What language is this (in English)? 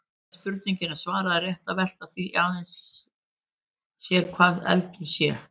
Icelandic